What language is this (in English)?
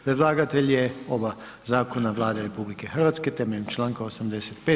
Croatian